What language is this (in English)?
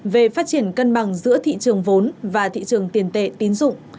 Vietnamese